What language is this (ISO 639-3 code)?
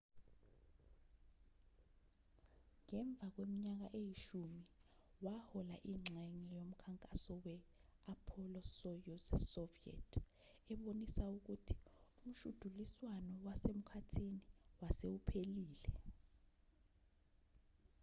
zul